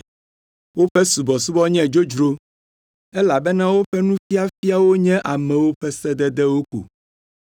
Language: Ewe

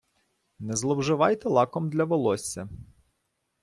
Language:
Ukrainian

